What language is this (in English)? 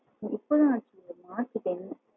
Tamil